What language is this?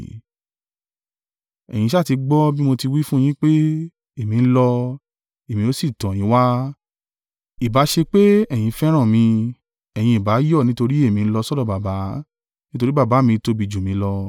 Yoruba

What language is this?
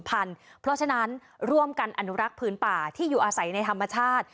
Thai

